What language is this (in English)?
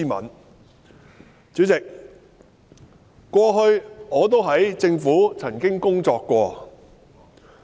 Cantonese